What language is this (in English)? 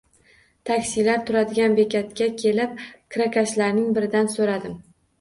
Uzbek